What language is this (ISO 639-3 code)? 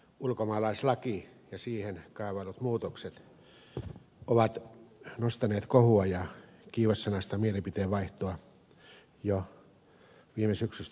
fin